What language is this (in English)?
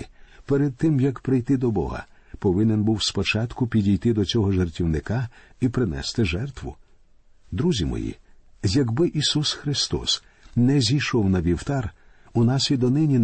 Ukrainian